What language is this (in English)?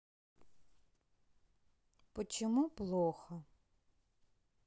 Russian